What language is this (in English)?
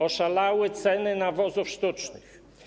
Polish